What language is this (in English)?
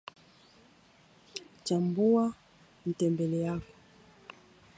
Swahili